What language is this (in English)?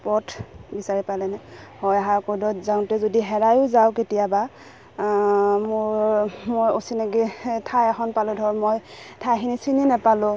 Assamese